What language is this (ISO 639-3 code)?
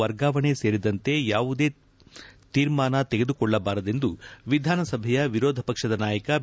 kan